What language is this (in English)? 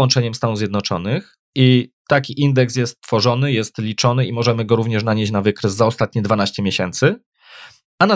Polish